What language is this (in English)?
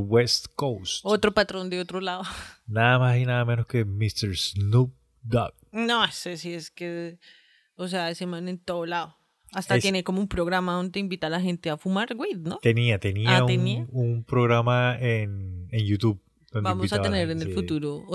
Spanish